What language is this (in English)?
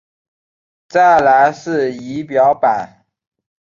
Chinese